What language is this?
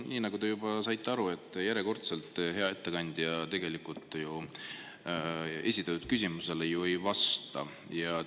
Estonian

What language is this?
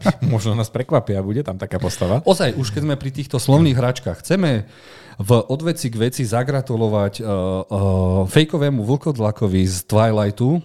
Slovak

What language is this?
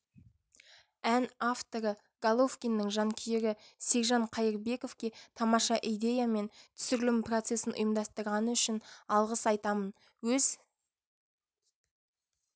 Kazakh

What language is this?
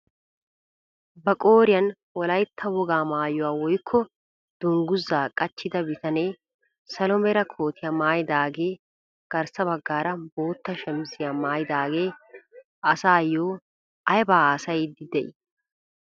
Wolaytta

